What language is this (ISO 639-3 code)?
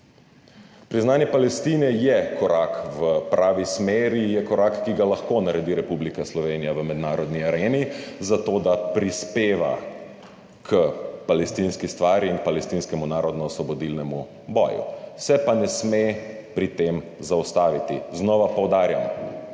slv